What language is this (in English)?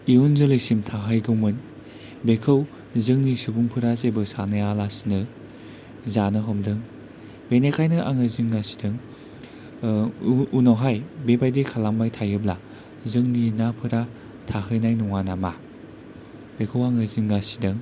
Bodo